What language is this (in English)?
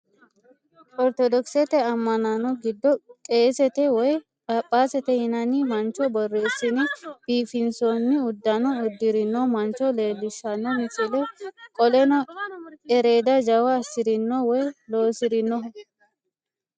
Sidamo